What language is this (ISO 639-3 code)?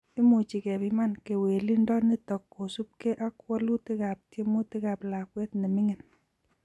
kln